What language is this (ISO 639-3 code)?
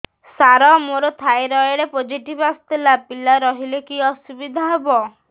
ori